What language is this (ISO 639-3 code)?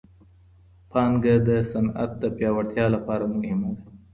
pus